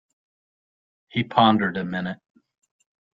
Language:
English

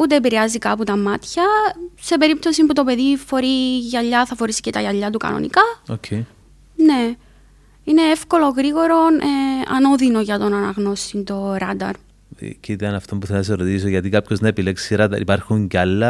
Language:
Greek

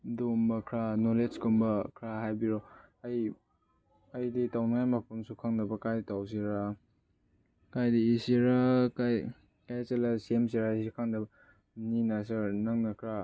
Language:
Manipuri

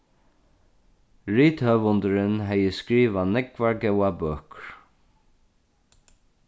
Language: Faroese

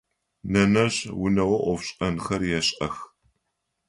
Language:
Adyghe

